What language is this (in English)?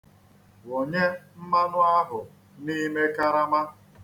Igbo